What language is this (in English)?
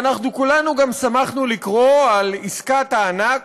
Hebrew